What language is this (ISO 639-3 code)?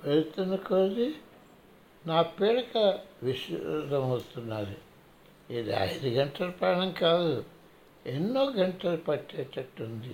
tel